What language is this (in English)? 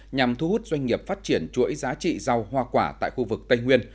Vietnamese